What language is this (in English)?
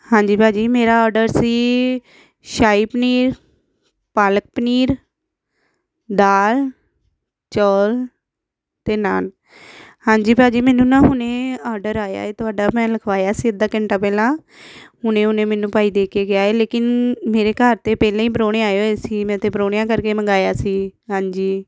Punjabi